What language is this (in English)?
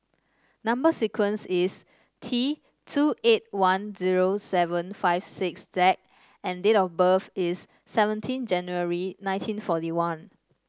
English